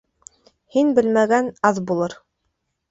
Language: Bashkir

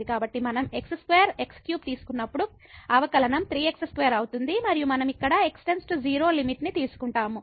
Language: Telugu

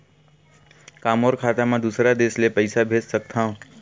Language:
Chhattisgarhi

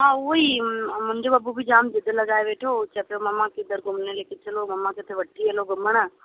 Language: Sindhi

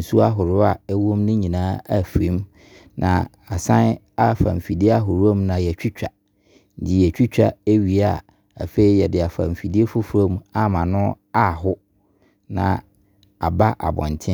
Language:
Abron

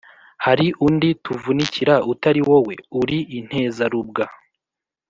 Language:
Kinyarwanda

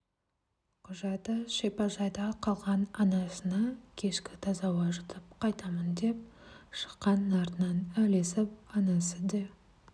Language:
Kazakh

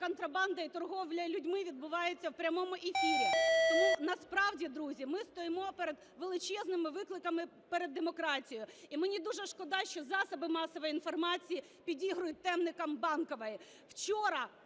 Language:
Ukrainian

